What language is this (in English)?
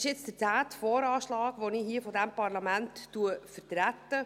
Swiss German